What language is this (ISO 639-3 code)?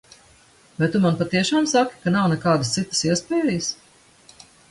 lav